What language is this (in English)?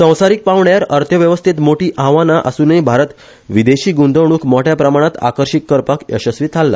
Konkani